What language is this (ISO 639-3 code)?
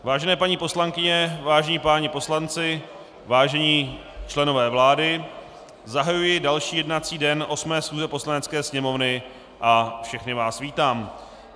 ces